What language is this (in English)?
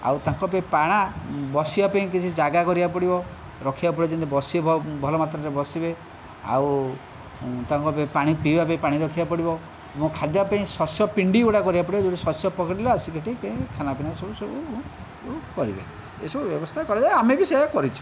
Odia